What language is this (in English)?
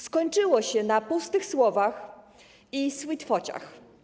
Polish